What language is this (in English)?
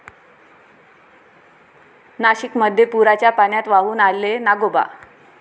Marathi